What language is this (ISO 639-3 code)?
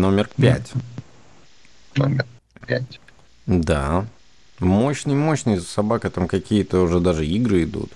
rus